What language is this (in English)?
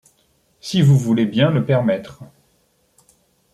French